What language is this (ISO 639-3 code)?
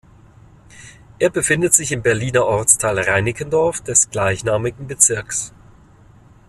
deu